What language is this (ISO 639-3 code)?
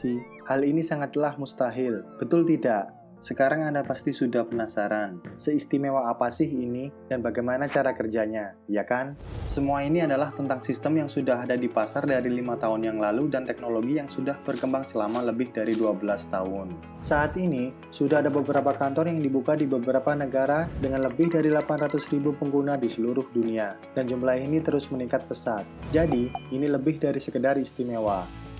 ind